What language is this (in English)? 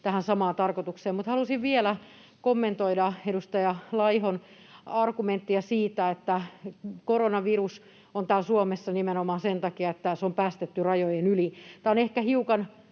Finnish